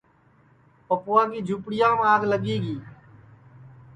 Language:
Sansi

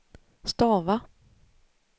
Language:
Swedish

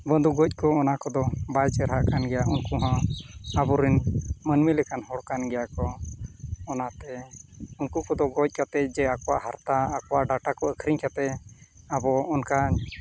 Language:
Santali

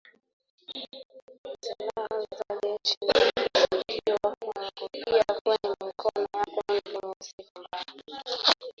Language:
Swahili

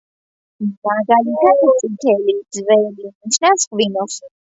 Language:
Georgian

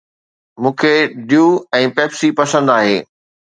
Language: Sindhi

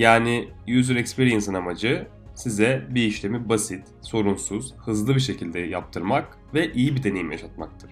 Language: Turkish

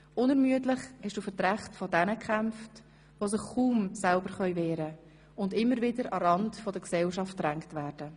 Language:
Swiss German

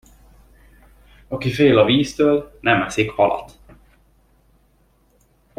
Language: Hungarian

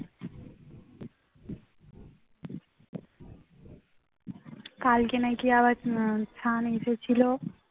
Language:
Bangla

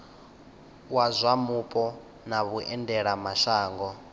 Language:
Venda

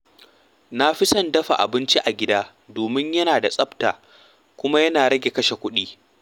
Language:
Hausa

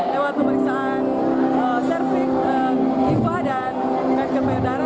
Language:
Indonesian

